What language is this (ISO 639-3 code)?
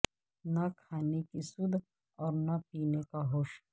urd